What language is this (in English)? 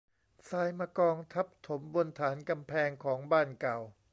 Thai